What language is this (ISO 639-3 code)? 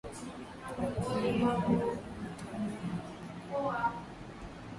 swa